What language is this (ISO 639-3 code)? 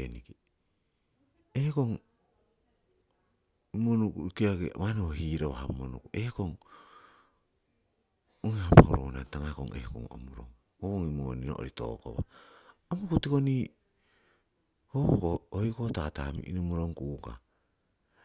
siw